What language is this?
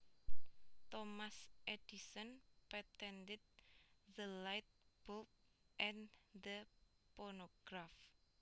Javanese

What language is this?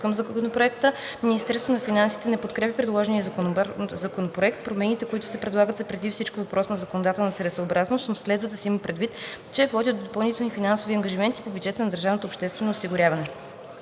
Bulgarian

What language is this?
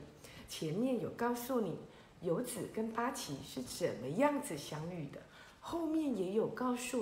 Chinese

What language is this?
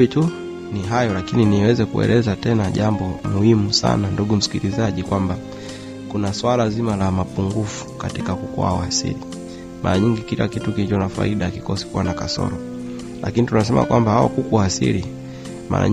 Swahili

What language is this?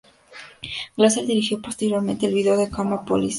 Spanish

